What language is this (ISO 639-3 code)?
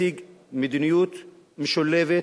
heb